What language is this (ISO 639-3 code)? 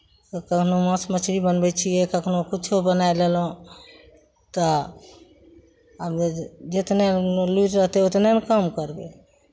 mai